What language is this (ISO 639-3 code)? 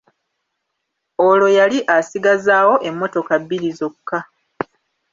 lug